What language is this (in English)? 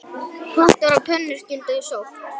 Icelandic